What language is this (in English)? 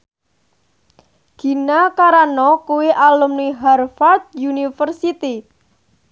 Javanese